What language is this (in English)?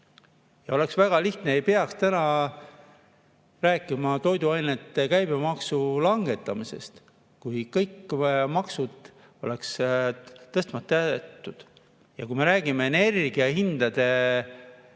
Estonian